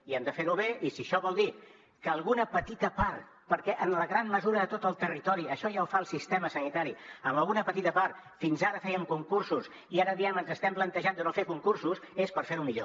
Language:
Catalan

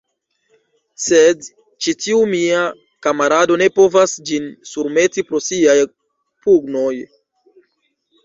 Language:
Esperanto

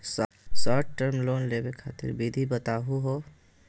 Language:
Magahi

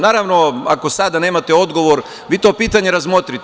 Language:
Serbian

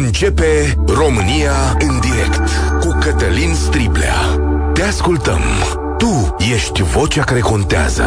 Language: Romanian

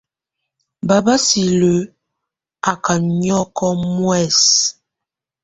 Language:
Tunen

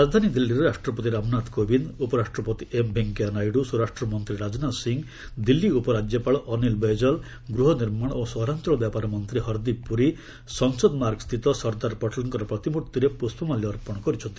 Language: Odia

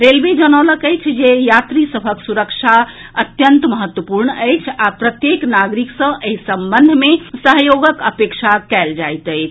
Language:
Maithili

